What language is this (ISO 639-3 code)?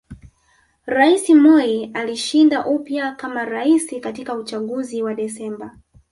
swa